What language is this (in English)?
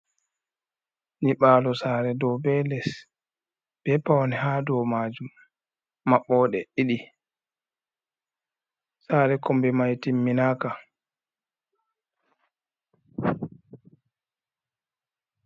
Fula